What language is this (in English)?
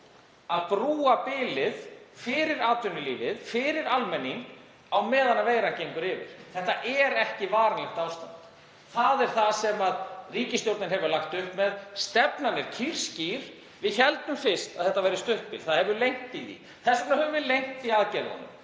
Icelandic